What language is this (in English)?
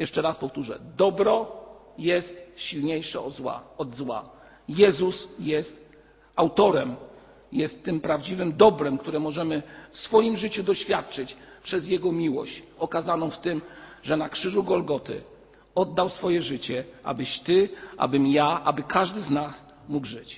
Polish